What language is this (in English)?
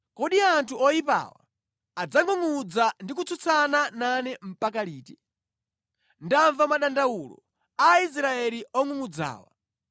Nyanja